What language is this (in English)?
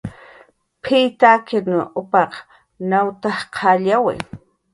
Jaqaru